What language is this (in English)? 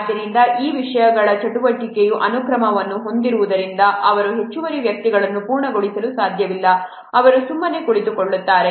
Kannada